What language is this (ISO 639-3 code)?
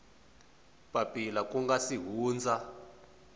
tso